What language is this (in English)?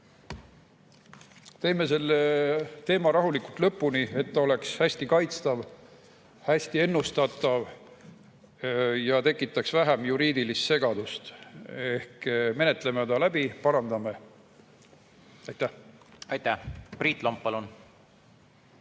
Estonian